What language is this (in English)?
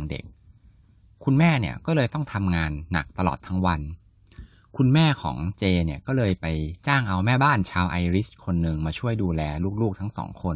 Thai